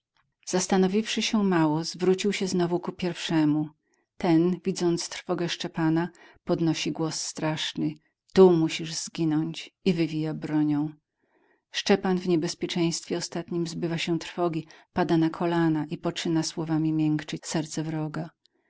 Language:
Polish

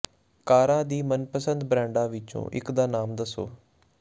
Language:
Punjabi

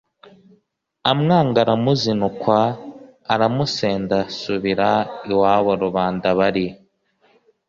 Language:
Kinyarwanda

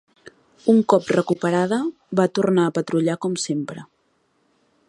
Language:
Catalan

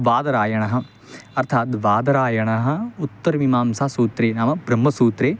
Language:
Sanskrit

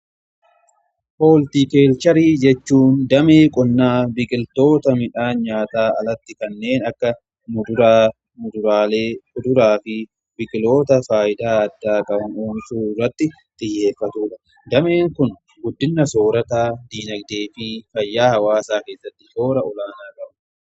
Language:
Oromo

